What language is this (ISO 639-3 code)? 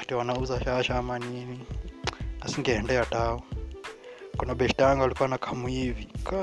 swa